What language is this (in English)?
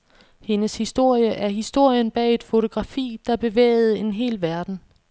Danish